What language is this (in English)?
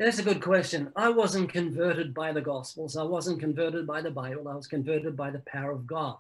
English